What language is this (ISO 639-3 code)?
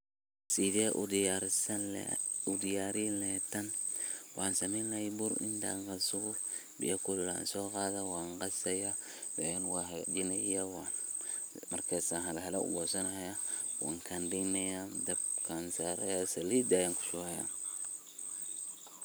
som